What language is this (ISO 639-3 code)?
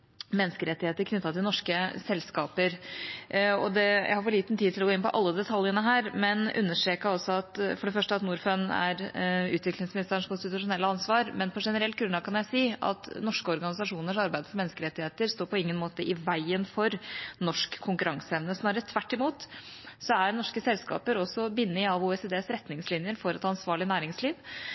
nob